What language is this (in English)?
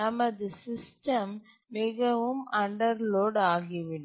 Tamil